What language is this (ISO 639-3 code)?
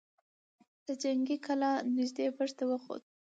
pus